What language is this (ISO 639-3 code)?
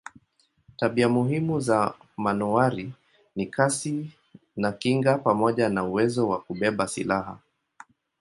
swa